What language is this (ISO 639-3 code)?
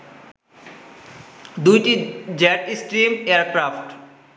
ben